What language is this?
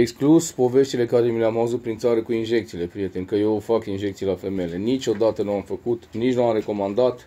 Romanian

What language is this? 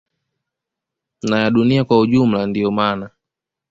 Swahili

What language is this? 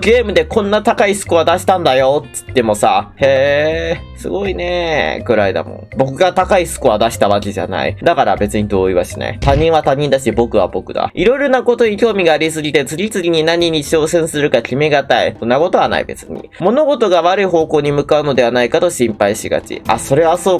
Japanese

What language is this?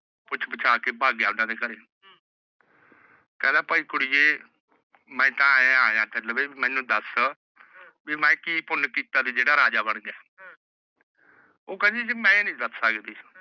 Punjabi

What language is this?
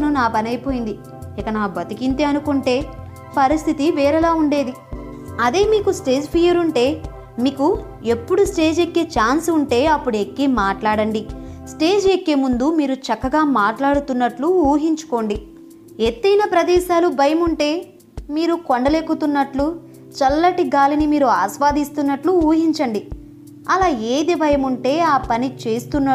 Telugu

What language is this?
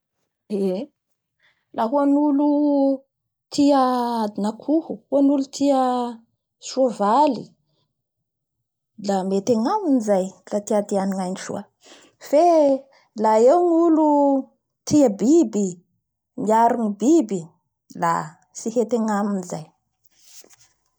Bara Malagasy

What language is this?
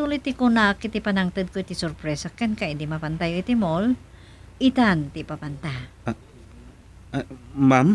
Filipino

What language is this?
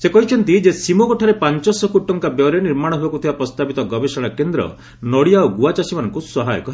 Odia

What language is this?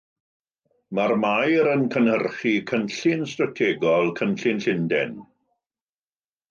Welsh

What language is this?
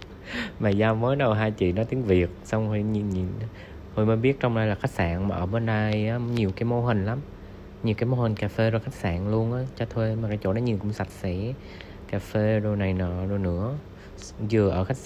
Vietnamese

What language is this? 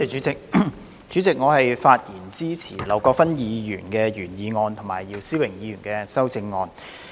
Cantonese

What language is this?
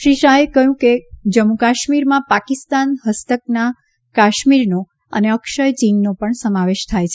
Gujarati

